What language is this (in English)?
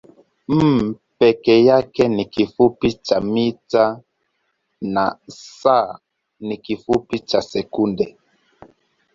Swahili